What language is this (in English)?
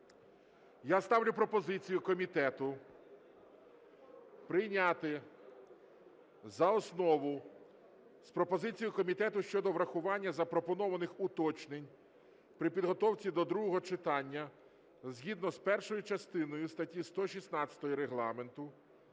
Ukrainian